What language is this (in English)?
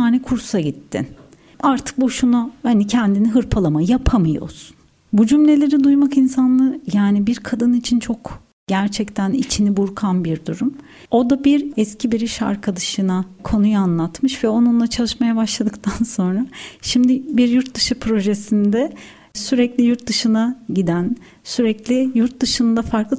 Turkish